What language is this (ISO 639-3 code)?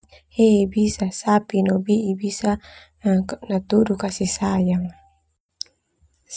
twu